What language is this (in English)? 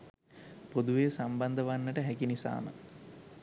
Sinhala